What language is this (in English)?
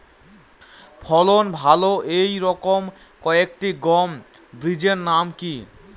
Bangla